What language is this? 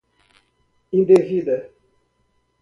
Portuguese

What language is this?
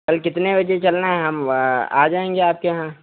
Hindi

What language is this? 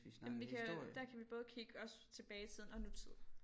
Danish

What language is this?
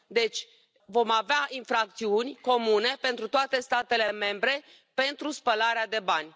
Romanian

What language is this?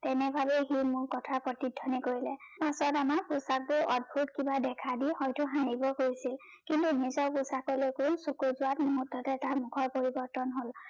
Assamese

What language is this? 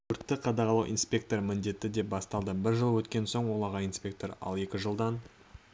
Kazakh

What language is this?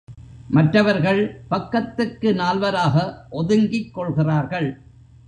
Tamil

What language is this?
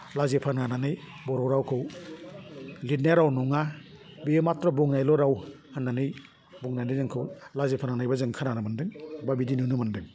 Bodo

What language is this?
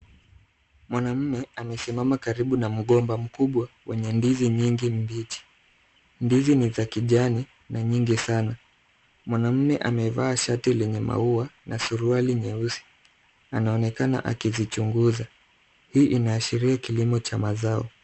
Swahili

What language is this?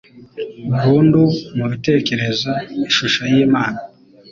Kinyarwanda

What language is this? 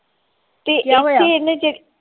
Punjabi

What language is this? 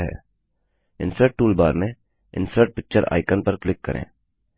Hindi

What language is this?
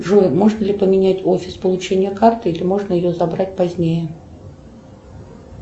Russian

